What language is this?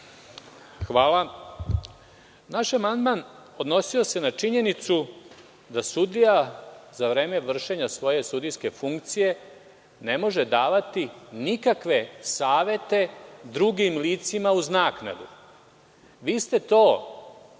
Serbian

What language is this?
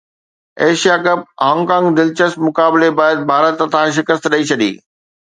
Sindhi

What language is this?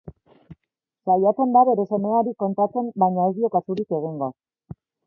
Basque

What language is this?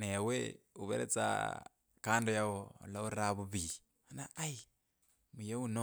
Kabras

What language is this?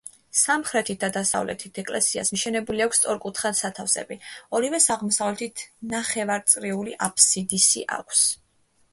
Georgian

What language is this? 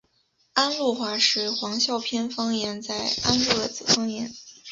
Chinese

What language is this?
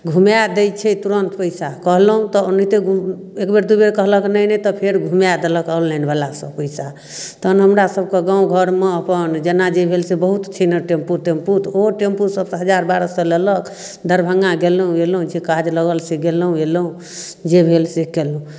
Maithili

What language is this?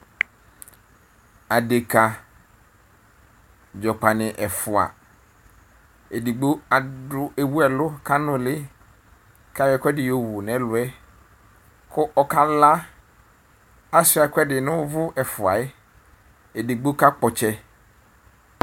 Ikposo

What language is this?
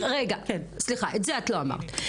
Hebrew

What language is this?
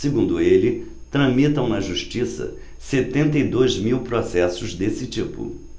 Portuguese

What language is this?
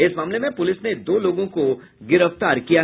Hindi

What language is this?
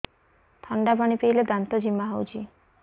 Odia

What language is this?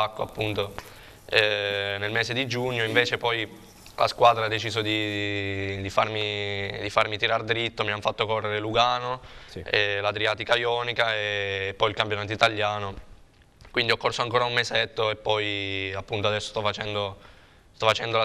Italian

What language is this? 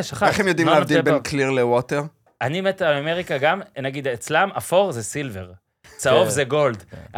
Hebrew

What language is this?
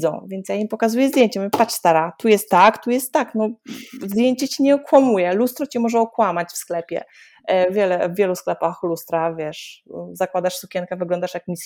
Polish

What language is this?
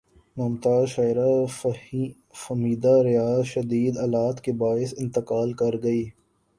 Urdu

